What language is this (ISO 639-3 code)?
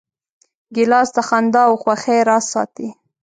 pus